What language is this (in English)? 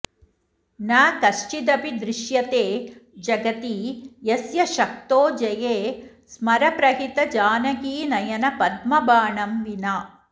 Sanskrit